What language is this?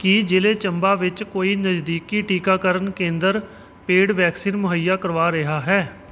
Punjabi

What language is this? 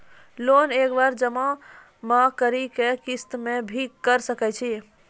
Maithili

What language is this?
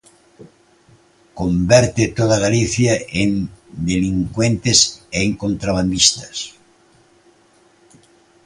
Galician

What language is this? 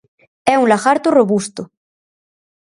Galician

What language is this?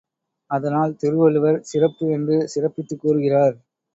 Tamil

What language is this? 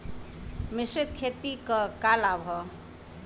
Bhojpuri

